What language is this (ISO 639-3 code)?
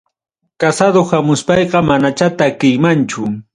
quy